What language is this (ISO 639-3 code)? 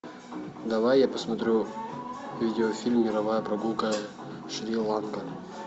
rus